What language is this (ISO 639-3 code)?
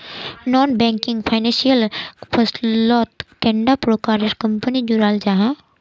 mag